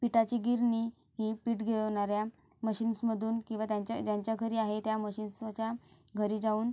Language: Marathi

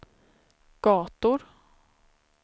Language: Swedish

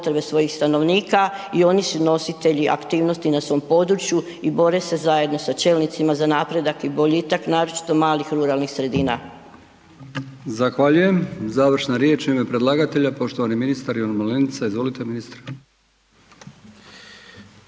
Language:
Croatian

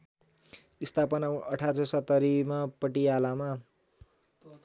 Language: Nepali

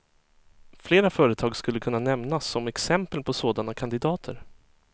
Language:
Swedish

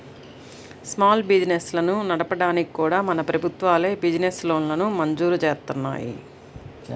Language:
Telugu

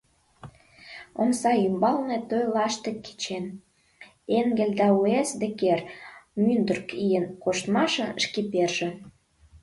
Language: Mari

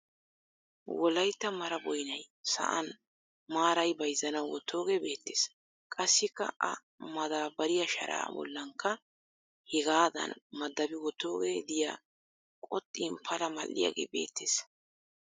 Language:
Wolaytta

